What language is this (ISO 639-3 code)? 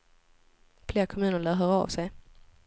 swe